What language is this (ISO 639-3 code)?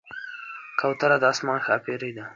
pus